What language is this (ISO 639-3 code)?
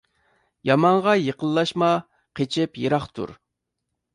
uig